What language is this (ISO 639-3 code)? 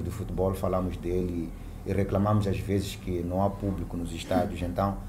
por